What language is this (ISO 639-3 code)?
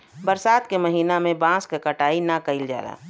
bho